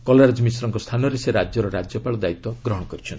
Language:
Odia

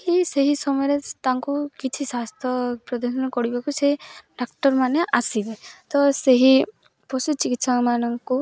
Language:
Odia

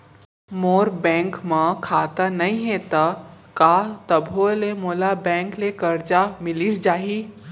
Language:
Chhattisgarhi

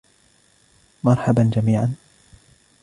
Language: Arabic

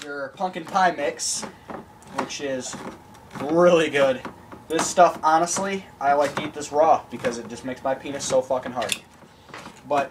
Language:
English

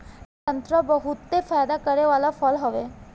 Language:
Bhojpuri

